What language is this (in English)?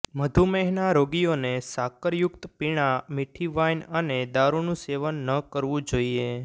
Gujarati